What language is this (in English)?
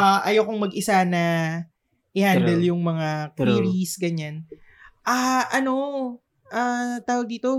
Filipino